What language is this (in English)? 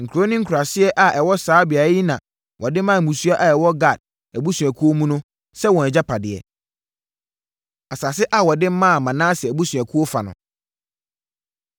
Akan